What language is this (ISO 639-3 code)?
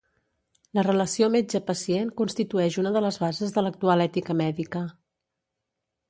cat